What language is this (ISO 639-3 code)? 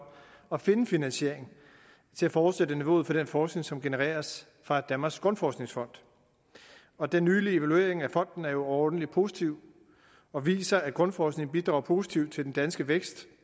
dan